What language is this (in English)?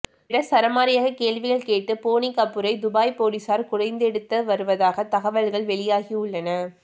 Tamil